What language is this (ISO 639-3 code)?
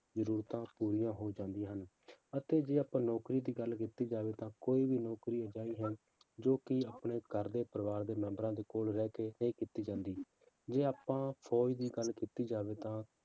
pan